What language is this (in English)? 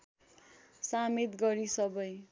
Nepali